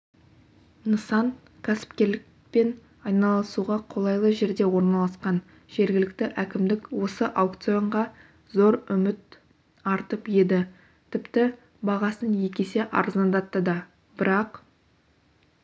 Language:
Kazakh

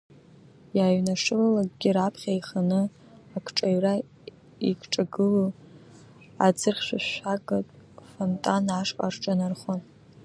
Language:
Abkhazian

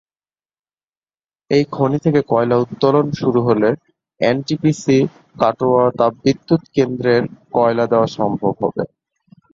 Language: Bangla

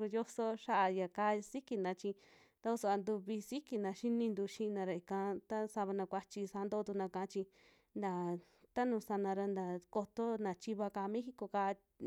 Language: Western Juxtlahuaca Mixtec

